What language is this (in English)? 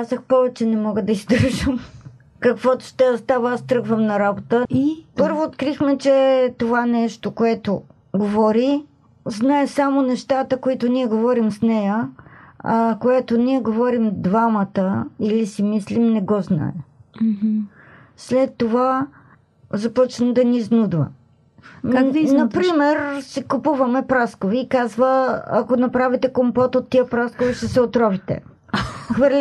Bulgarian